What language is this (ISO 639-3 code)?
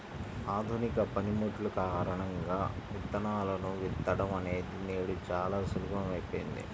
tel